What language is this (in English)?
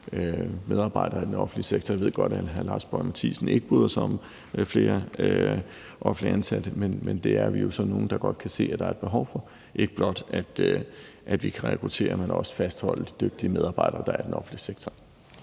Danish